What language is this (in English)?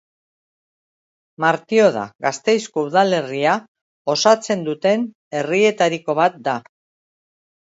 Basque